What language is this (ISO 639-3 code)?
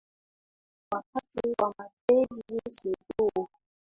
swa